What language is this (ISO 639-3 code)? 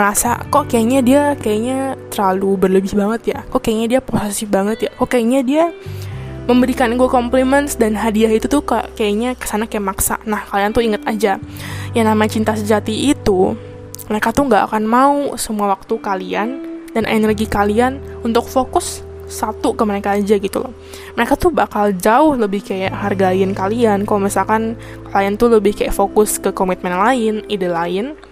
ind